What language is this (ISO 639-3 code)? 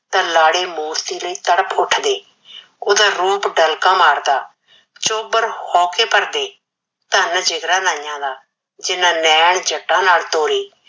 pan